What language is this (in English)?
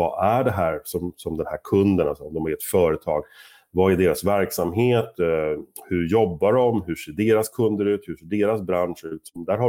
Swedish